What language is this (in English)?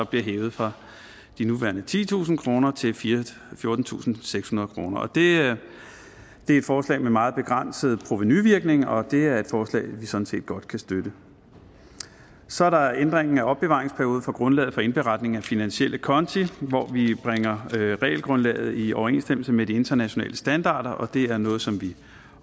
Danish